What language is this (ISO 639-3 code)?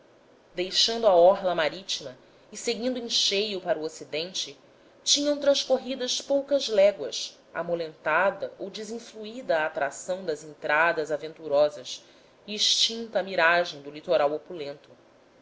por